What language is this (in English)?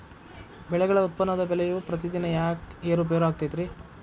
Kannada